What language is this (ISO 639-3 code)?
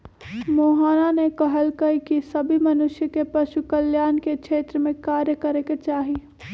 mag